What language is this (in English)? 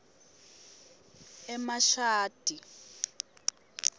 Swati